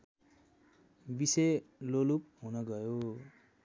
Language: Nepali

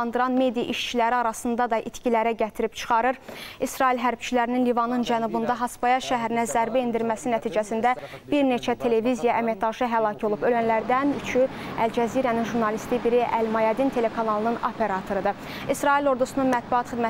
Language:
Turkish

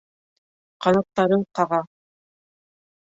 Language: Bashkir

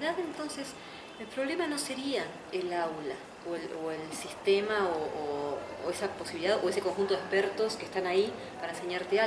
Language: Spanish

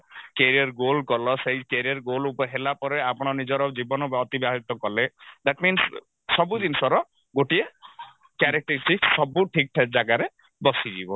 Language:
Odia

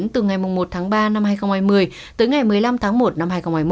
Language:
Vietnamese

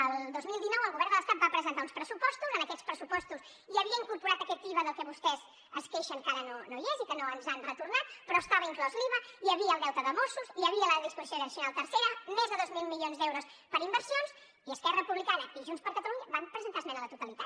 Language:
Catalan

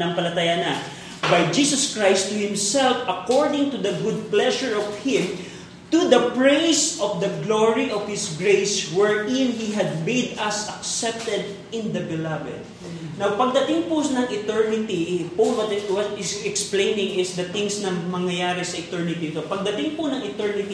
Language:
Filipino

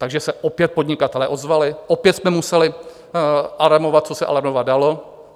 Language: Czech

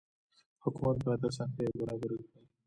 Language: Pashto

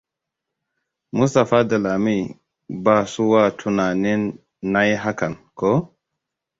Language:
Hausa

